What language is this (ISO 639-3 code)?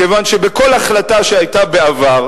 heb